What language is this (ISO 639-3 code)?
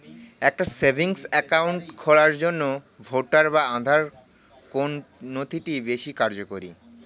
ben